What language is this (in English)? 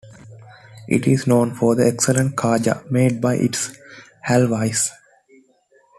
English